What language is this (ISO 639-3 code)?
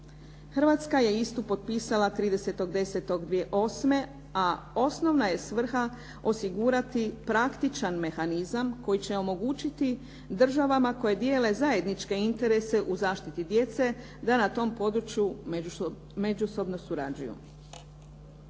hrv